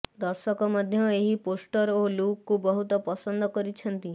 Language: Odia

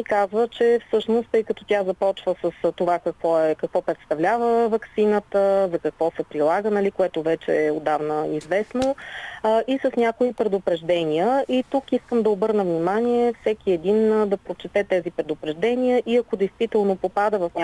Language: Bulgarian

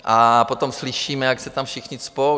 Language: Czech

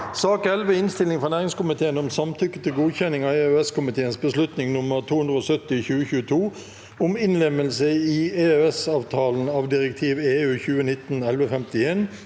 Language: Norwegian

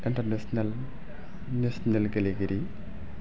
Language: Bodo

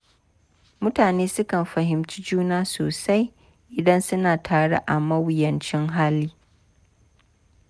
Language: Hausa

